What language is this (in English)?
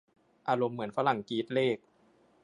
Thai